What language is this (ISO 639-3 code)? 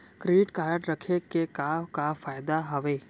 hne